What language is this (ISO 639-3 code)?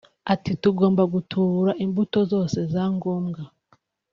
kin